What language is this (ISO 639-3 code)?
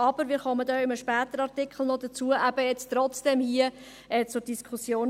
gsw